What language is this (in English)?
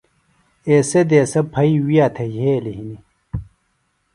Phalura